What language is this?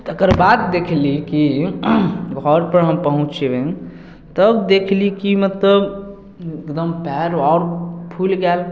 Maithili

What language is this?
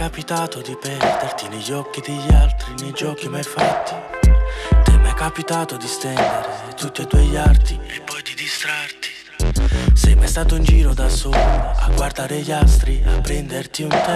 Italian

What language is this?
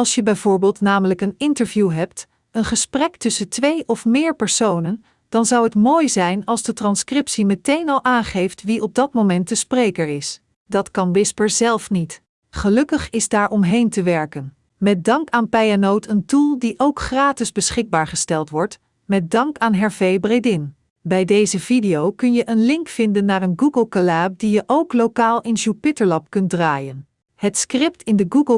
Dutch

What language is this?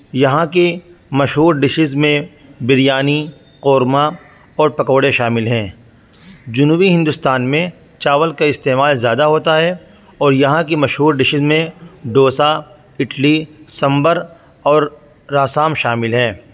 Urdu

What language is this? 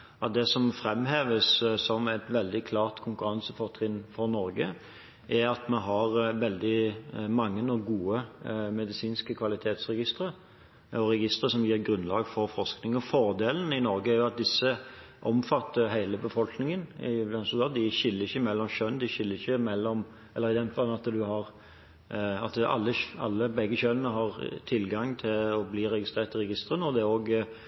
Norwegian Bokmål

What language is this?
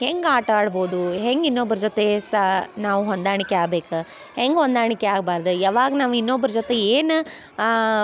Kannada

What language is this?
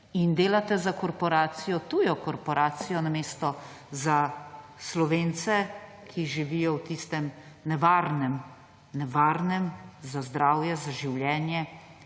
Slovenian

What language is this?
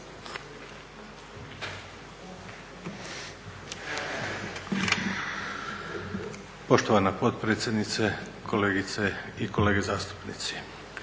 Croatian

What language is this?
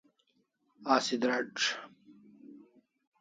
Kalasha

